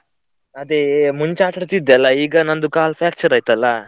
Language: Kannada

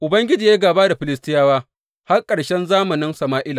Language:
Hausa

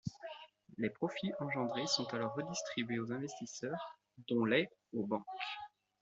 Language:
French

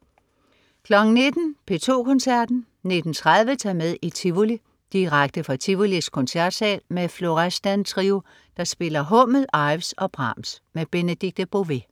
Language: Danish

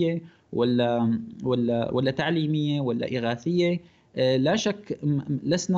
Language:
Arabic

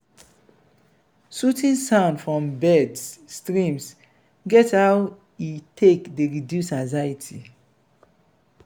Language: Nigerian Pidgin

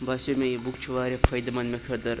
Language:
Kashmiri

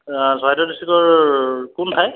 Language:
Assamese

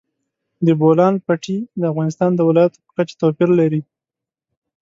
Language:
Pashto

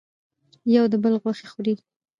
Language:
Pashto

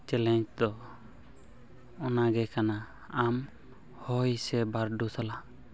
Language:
Santali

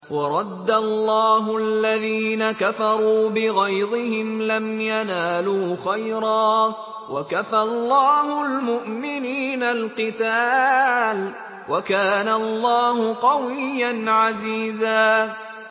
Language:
Arabic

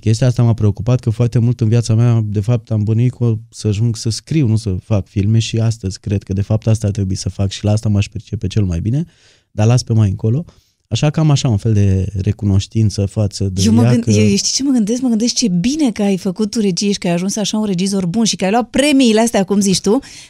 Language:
Romanian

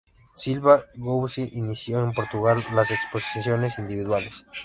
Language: Spanish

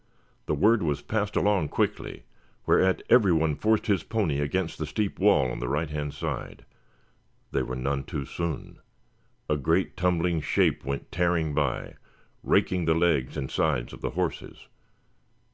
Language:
English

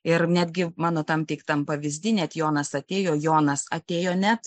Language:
Lithuanian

